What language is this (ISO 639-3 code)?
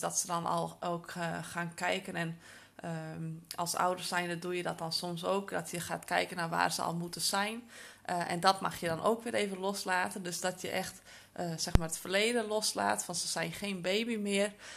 nld